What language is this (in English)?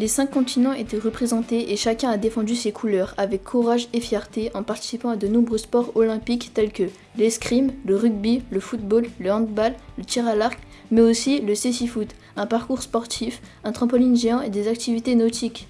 French